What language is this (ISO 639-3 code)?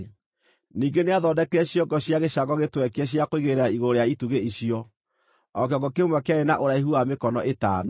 kik